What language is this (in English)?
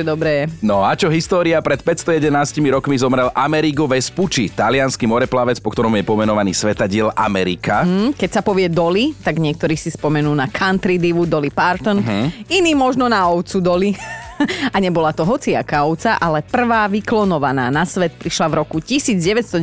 Slovak